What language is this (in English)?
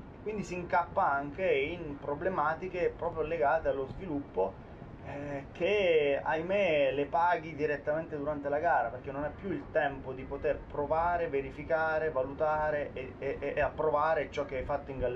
Italian